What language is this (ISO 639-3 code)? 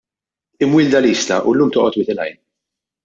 mlt